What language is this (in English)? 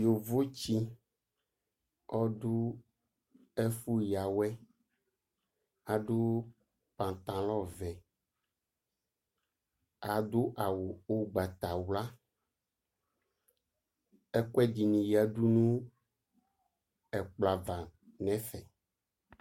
Ikposo